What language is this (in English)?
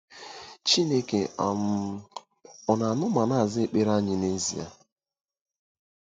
Igbo